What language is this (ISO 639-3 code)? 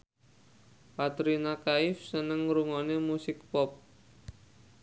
jav